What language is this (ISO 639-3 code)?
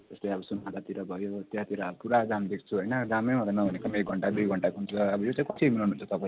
nep